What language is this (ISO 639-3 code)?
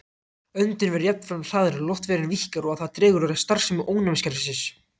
isl